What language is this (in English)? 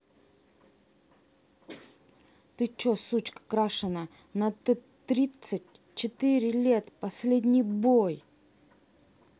Russian